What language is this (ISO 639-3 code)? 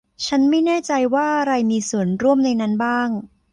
tha